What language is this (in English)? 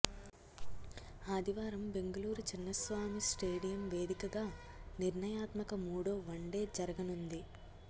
Telugu